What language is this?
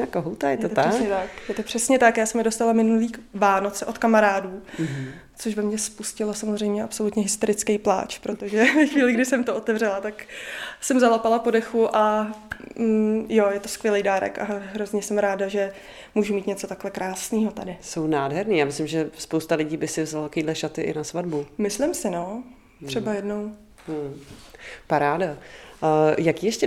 Czech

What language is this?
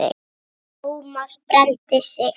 Icelandic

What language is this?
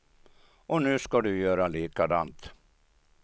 Swedish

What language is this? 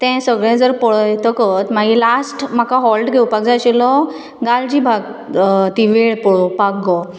Konkani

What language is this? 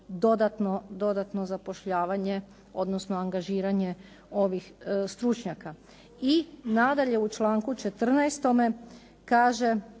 Croatian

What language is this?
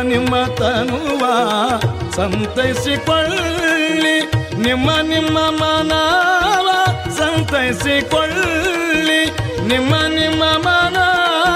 Kannada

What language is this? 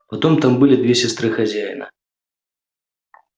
Russian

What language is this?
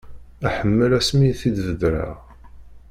Kabyle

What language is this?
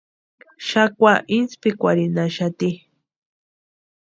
Western Highland Purepecha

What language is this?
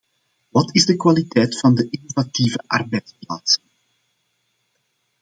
Dutch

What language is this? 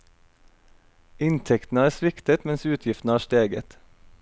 Norwegian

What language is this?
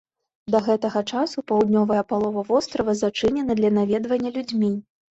Belarusian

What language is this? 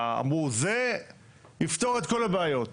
Hebrew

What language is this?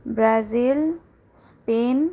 Nepali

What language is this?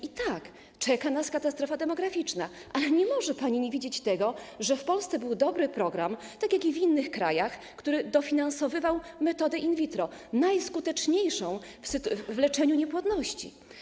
Polish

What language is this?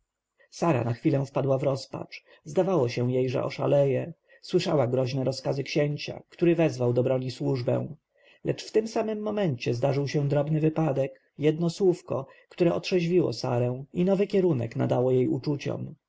Polish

